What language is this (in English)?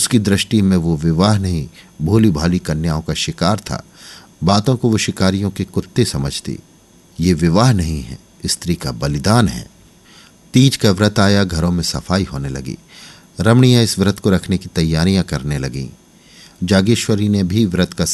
Hindi